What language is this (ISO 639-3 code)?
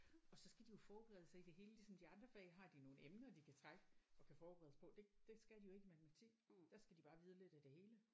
dan